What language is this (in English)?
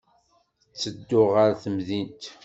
Kabyle